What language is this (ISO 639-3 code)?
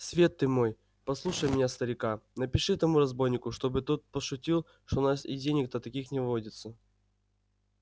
rus